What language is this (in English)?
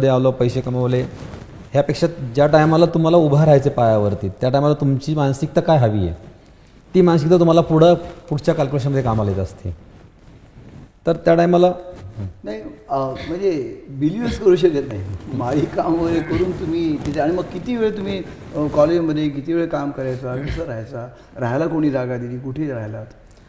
Marathi